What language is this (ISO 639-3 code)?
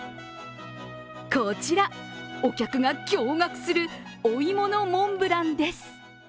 jpn